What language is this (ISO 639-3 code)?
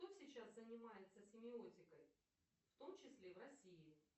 rus